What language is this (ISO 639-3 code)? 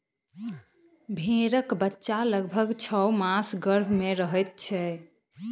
mai